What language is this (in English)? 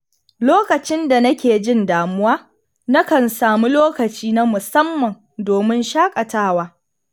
Hausa